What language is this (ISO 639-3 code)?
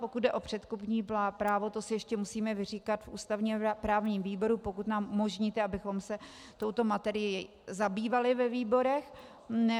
ces